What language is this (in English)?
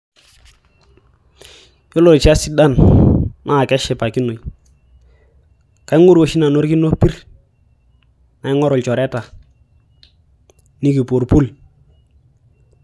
Masai